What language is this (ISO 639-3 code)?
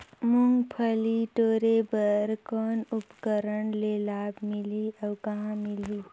hne